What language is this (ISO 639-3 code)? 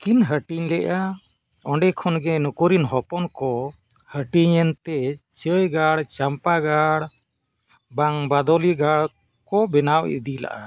sat